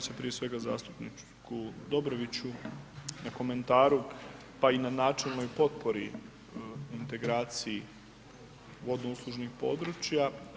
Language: Croatian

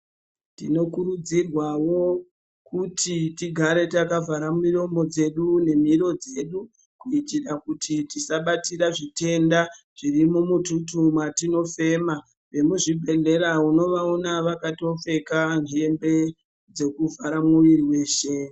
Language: Ndau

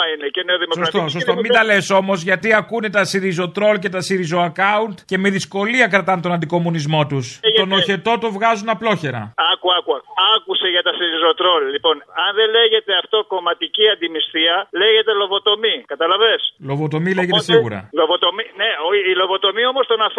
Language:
Greek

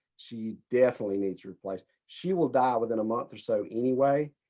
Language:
English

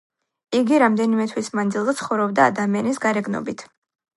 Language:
Georgian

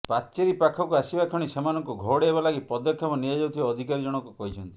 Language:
Odia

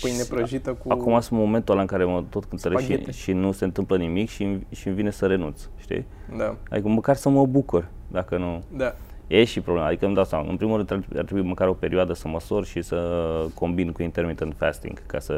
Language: Romanian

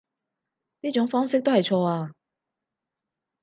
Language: Cantonese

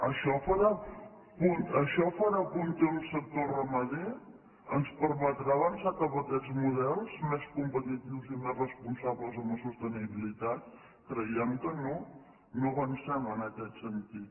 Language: Catalan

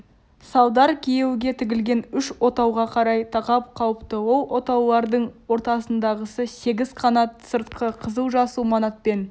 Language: Kazakh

